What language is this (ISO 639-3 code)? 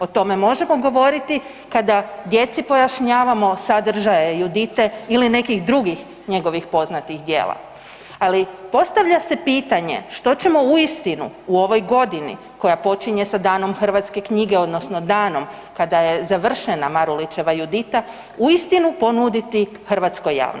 hrv